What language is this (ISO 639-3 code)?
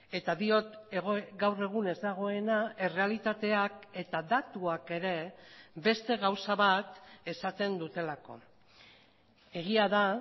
eus